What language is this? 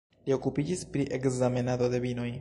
Esperanto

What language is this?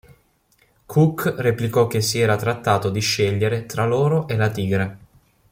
Italian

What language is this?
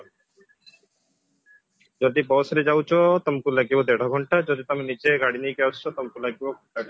Odia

